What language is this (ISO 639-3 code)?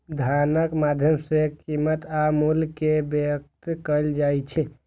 mai